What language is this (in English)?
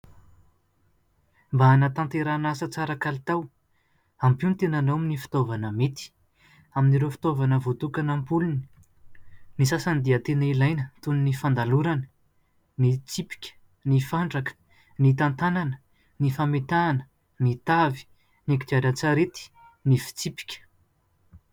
Malagasy